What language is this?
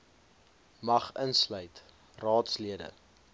Afrikaans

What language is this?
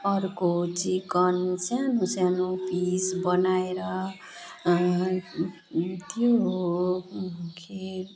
Nepali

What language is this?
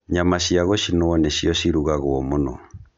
Kikuyu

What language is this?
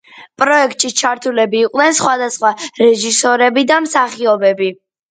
Georgian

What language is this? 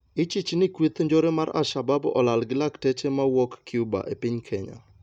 Luo (Kenya and Tanzania)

